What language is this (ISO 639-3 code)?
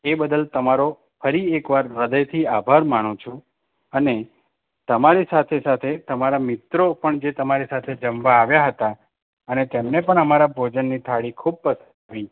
guj